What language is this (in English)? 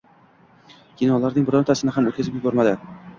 Uzbek